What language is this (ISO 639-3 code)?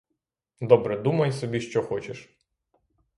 ukr